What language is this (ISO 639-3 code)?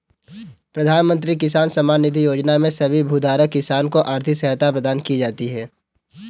hin